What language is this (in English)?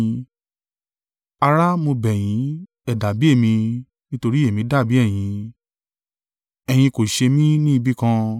Yoruba